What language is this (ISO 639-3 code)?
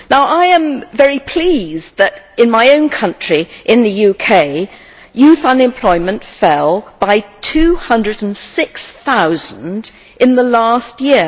eng